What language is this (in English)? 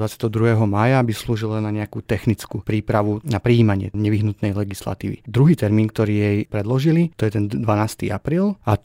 Slovak